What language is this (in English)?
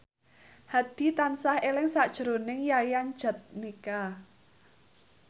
Javanese